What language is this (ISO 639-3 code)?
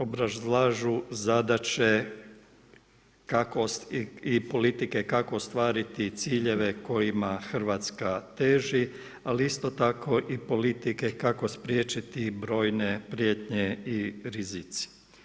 hrv